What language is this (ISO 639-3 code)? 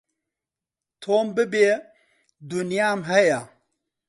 ckb